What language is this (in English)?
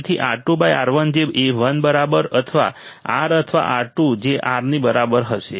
Gujarati